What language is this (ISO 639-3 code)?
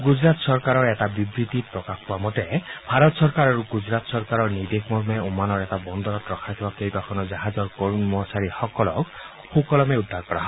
asm